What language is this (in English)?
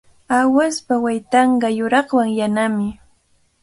Cajatambo North Lima Quechua